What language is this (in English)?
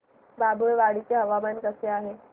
Marathi